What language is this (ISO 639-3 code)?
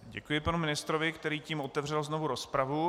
ces